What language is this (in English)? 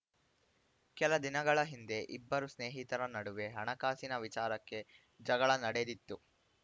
Kannada